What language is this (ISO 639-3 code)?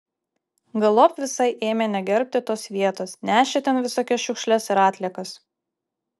lit